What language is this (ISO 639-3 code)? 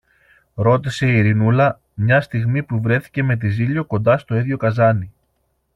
ell